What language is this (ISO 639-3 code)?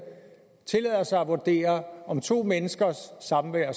dan